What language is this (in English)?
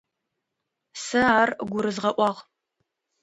Adyghe